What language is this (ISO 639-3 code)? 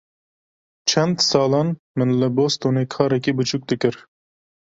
kur